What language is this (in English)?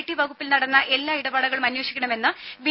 Malayalam